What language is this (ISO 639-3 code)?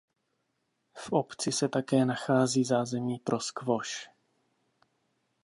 ces